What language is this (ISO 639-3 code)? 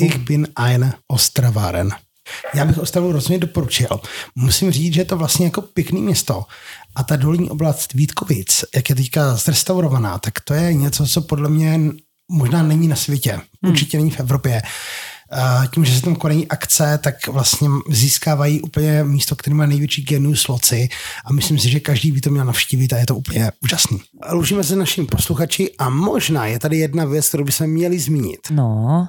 ces